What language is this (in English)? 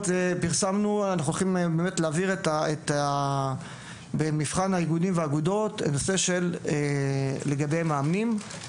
Hebrew